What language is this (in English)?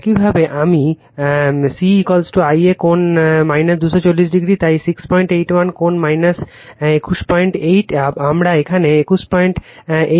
Bangla